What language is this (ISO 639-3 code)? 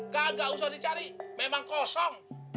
ind